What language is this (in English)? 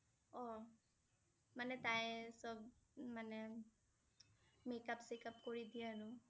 Assamese